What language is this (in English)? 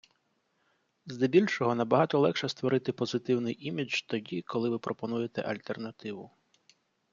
Ukrainian